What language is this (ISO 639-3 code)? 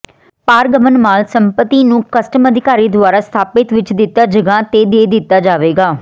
pan